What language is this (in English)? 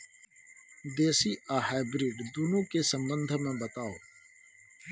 Maithili